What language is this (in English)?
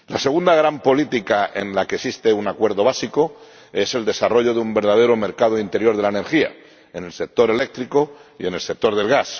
Spanish